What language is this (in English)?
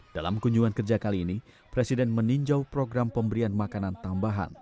Indonesian